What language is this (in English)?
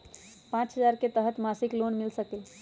Magahi